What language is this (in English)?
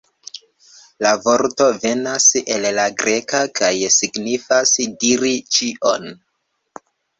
Esperanto